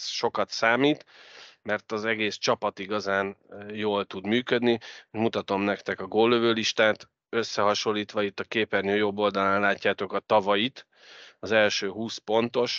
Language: Hungarian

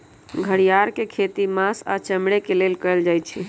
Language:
Magahi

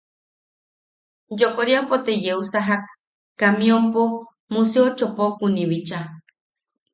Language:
Yaqui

